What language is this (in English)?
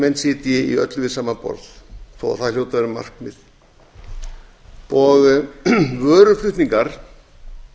Icelandic